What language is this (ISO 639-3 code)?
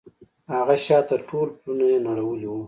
pus